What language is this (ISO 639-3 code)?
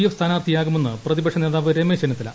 mal